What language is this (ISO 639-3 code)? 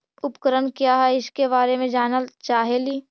mag